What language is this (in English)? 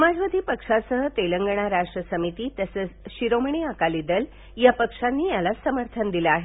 Marathi